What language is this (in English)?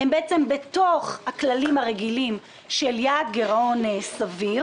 Hebrew